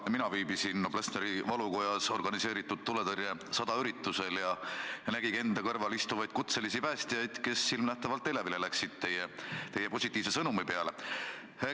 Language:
Estonian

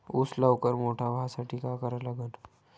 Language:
Marathi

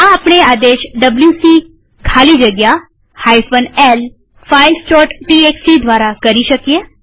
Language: Gujarati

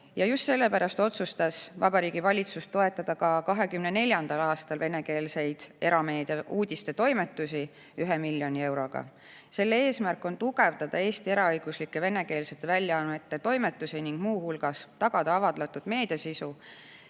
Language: Estonian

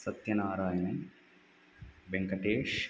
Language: Sanskrit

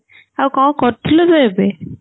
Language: Odia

